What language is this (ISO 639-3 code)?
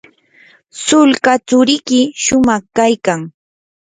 qur